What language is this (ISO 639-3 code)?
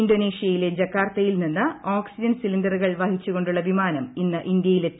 mal